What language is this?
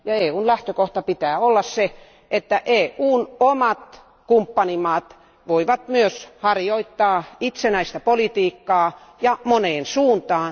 Finnish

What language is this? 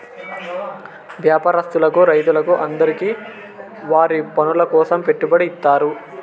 Telugu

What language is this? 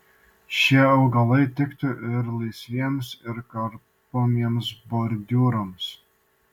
Lithuanian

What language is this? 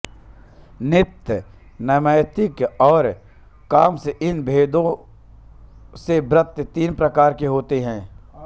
Hindi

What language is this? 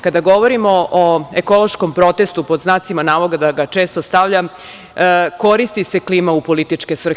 Serbian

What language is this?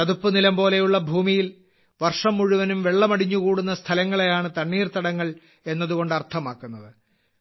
Malayalam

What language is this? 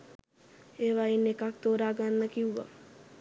Sinhala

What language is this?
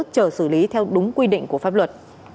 Vietnamese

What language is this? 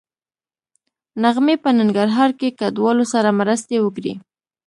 Pashto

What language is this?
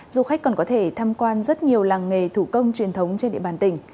Vietnamese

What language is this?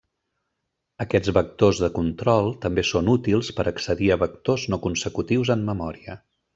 Catalan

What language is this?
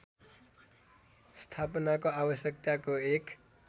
Nepali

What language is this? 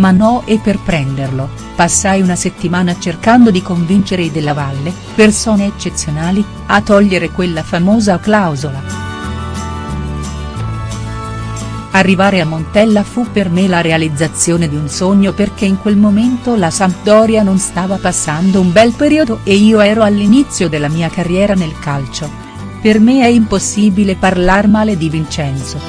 Italian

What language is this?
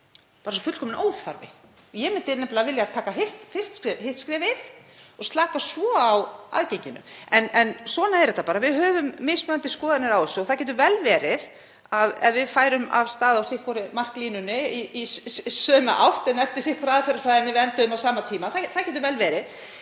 Icelandic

